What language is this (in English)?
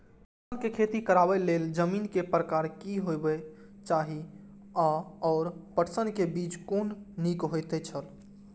Maithili